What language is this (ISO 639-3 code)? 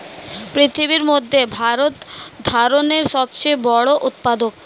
ben